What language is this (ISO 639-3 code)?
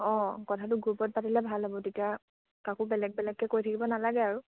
asm